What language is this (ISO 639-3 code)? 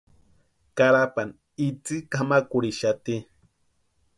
pua